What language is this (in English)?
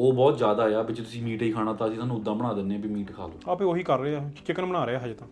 Punjabi